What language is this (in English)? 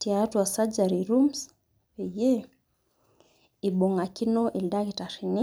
Masai